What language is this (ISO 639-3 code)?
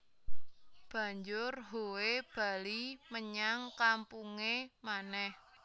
jav